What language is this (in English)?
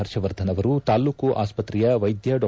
Kannada